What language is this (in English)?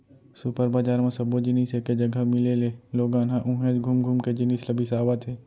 Chhattisgarhi